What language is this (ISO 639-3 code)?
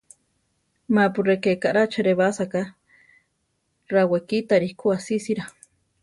tar